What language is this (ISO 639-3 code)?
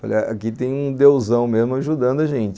por